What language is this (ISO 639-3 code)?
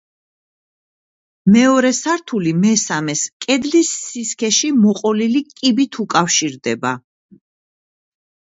kat